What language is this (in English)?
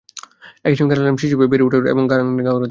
Bangla